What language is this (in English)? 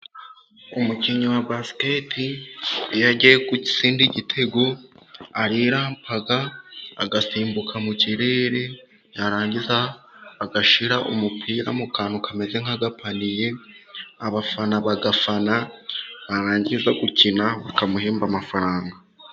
Kinyarwanda